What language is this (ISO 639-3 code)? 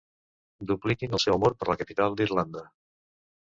cat